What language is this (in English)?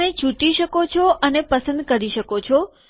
Gujarati